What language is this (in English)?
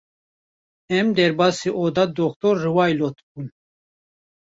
Kurdish